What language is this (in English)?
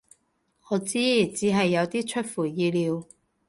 Cantonese